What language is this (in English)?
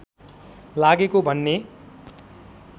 Nepali